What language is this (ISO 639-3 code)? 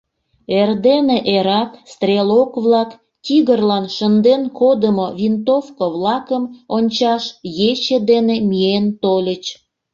chm